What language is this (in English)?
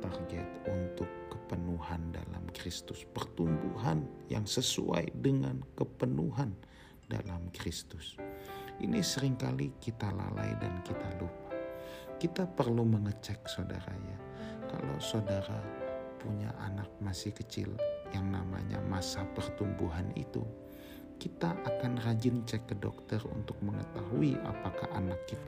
Indonesian